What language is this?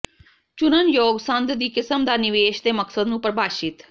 Punjabi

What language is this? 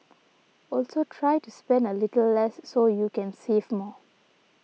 English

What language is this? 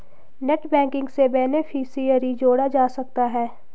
Hindi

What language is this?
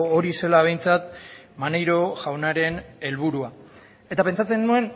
Basque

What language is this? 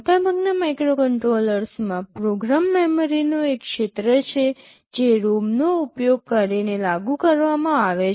Gujarati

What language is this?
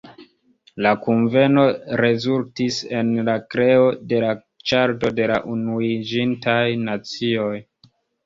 Esperanto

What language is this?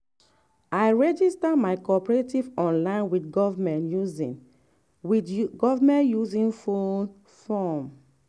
Nigerian Pidgin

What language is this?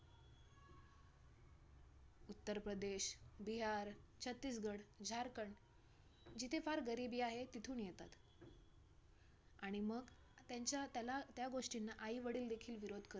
Marathi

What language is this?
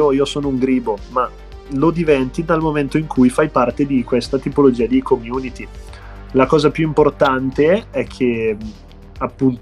Italian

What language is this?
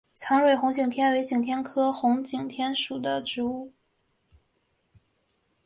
Chinese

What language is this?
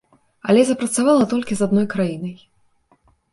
Belarusian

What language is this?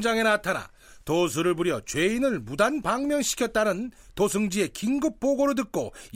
Korean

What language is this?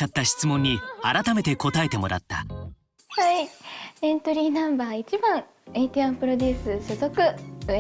Japanese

